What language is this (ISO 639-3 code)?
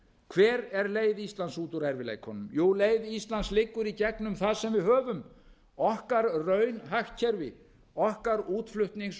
isl